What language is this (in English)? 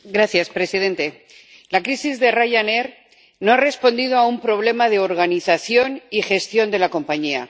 Spanish